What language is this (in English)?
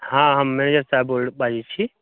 Maithili